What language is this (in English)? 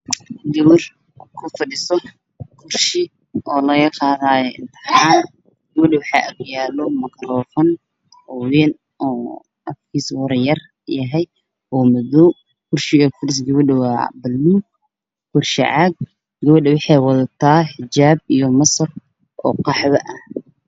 Somali